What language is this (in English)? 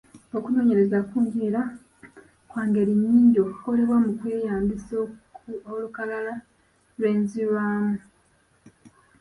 Ganda